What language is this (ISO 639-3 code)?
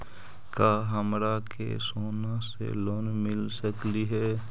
mag